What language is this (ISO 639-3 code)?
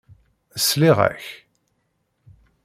kab